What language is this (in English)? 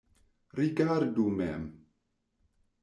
Esperanto